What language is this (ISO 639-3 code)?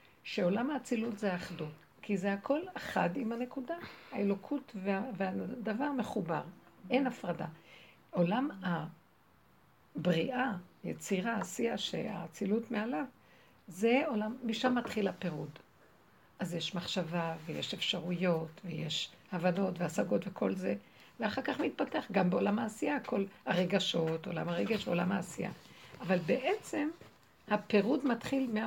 heb